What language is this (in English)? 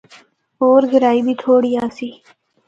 Northern Hindko